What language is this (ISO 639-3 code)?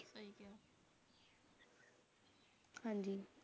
pan